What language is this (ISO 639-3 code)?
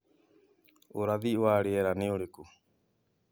kik